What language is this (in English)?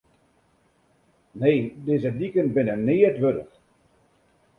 Western Frisian